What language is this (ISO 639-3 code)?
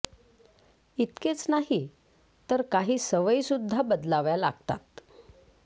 mar